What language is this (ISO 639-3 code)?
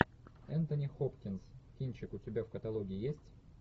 rus